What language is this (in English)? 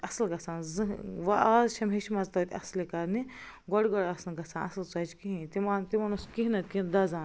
Kashmiri